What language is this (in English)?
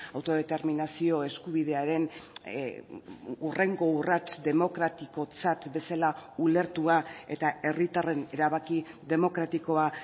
Basque